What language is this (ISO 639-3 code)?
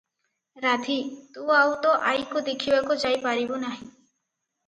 ori